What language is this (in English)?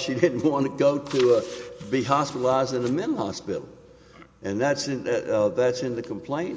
English